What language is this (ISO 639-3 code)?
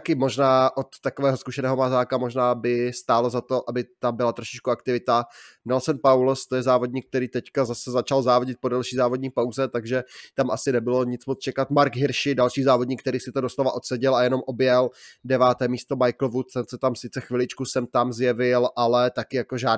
ces